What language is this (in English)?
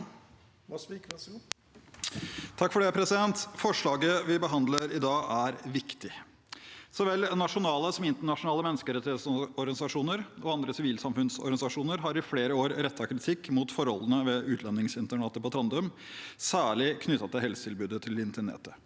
Norwegian